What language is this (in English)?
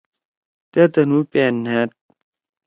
Torwali